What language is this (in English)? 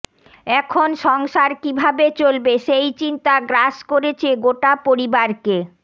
Bangla